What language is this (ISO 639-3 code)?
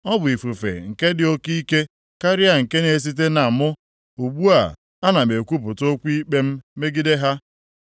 ibo